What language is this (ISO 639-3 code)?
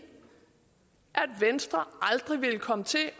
dan